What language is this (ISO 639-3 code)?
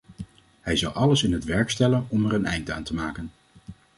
nld